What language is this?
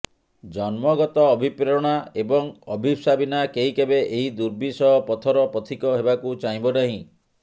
Odia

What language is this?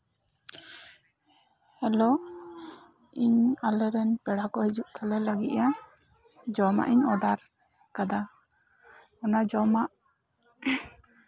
Santali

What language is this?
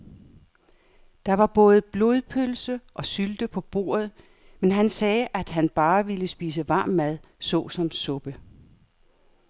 Danish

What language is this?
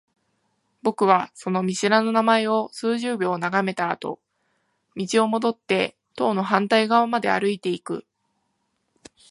Japanese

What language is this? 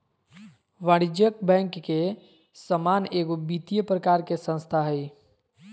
Magahi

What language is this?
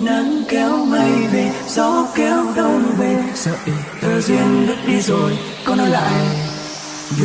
Vietnamese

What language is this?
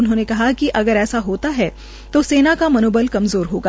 Hindi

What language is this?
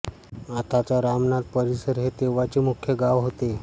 Marathi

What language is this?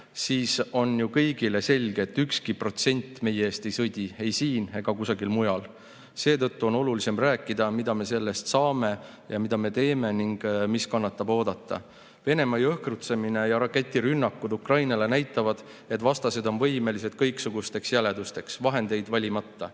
Estonian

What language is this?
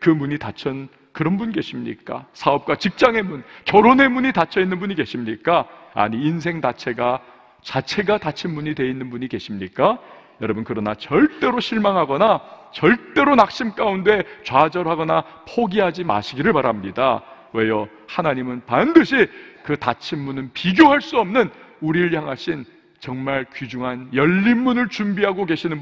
Korean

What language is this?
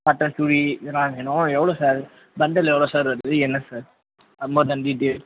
Tamil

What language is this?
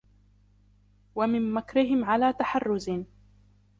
Arabic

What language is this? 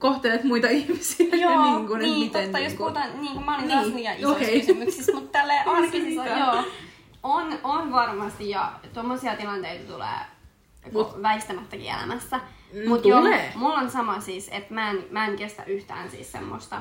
Finnish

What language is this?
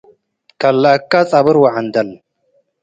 Tigre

